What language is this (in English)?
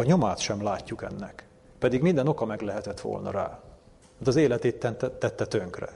Hungarian